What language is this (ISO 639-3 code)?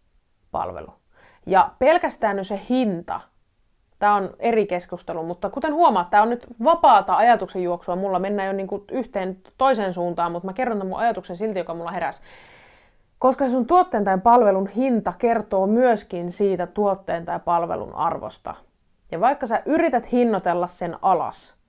fin